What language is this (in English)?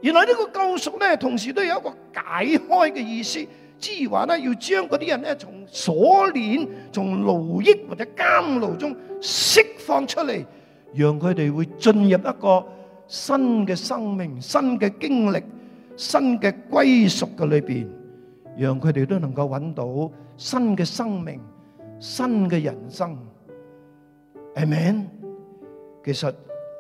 Chinese